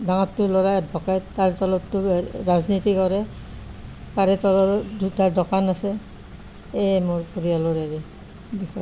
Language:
Assamese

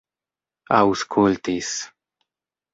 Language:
Esperanto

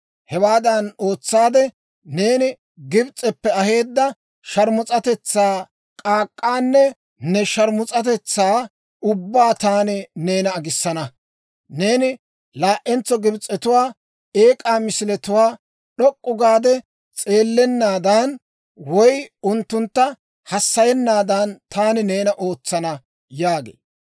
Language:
Dawro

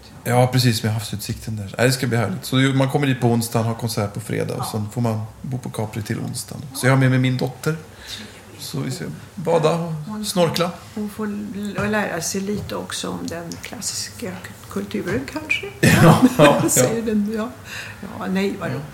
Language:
Swedish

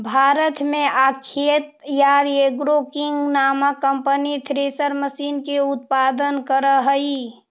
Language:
Magahi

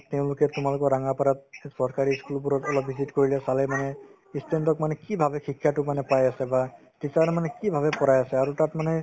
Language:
Assamese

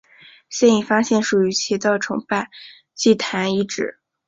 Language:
Chinese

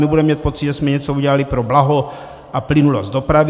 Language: Czech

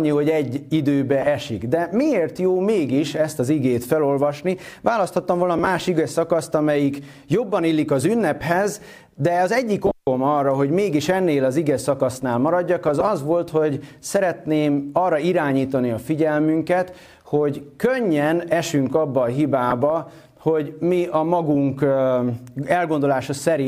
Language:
Hungarian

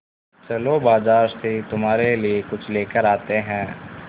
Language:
Hindi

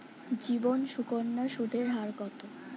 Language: Bangla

